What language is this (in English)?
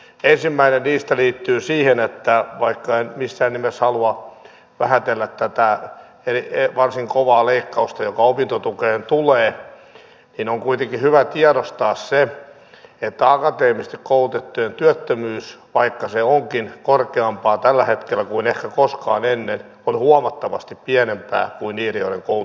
Finnish